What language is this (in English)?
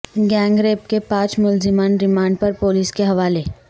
Urdu